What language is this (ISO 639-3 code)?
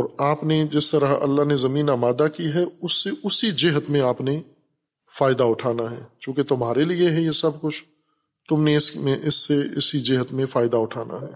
urd